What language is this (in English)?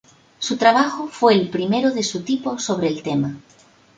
Spanish